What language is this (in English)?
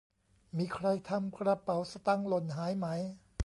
Thai